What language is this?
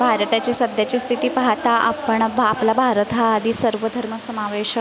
Marathi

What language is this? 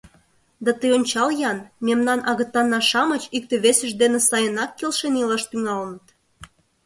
Mari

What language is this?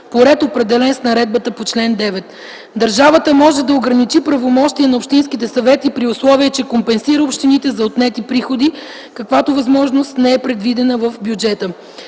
Bulgarian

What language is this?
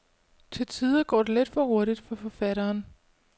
Danish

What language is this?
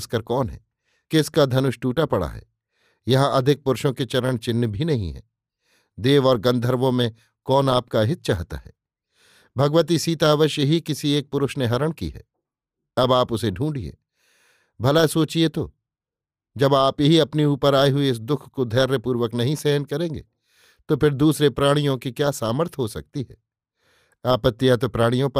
Hindi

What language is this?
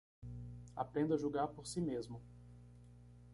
Portuguese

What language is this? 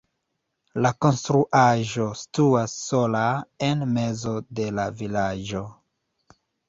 Esperanto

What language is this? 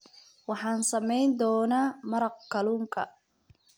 Somali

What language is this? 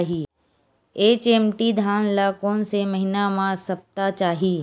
Chhattisgarhi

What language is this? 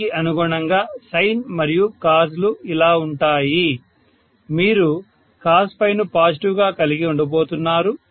Telugu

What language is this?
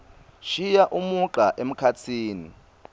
Swati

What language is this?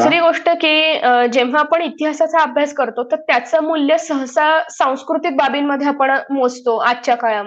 Marathi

